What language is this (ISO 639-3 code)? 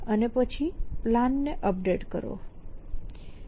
guj